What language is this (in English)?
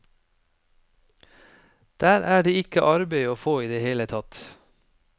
Norwegian